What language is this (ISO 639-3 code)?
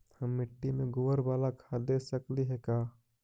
mag